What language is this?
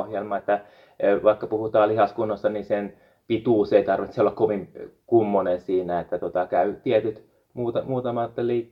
Finnish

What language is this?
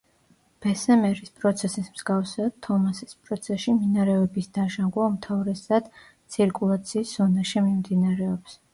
Georgian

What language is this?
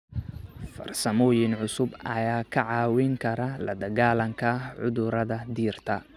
Somali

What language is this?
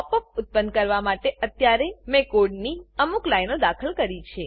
Gujarati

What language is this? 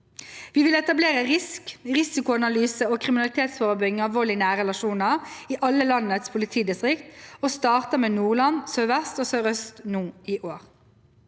Norwegian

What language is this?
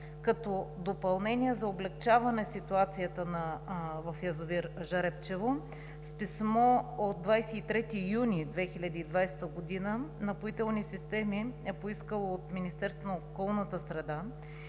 Bulgarian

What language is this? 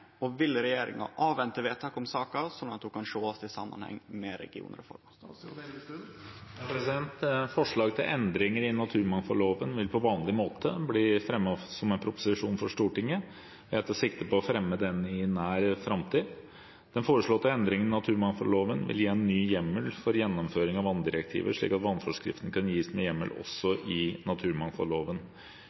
Norwegian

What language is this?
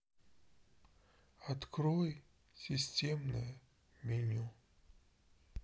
Russian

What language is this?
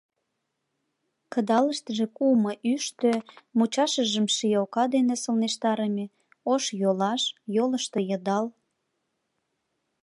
Mari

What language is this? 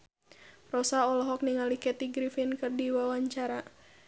Sundanese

